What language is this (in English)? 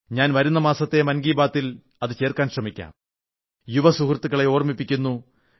Malayalam